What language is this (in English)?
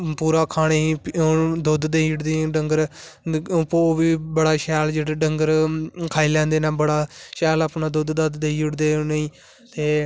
Dogri